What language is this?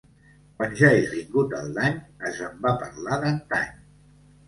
Catalan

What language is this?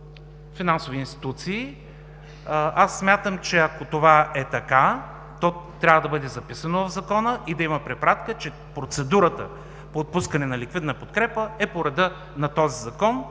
Bulgarian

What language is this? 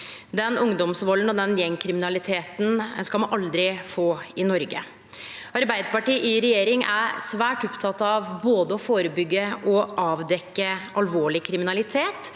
Norwegian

